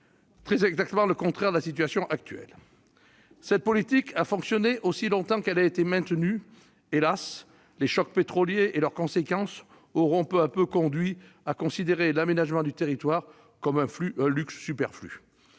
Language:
French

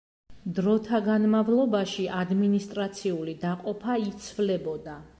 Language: Georgian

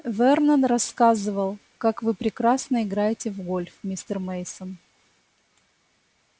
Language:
Russian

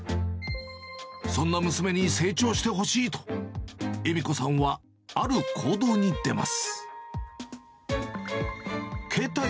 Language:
Japanese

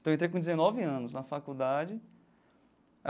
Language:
Portuguese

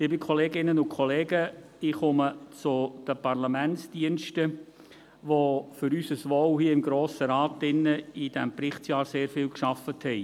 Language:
Swiss German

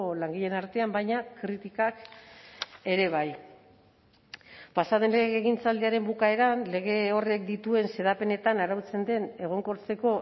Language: Basque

